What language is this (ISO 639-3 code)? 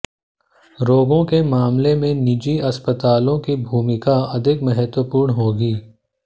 hin